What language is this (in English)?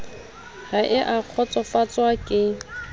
Southern Sotho